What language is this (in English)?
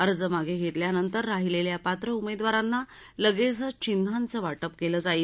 Marathi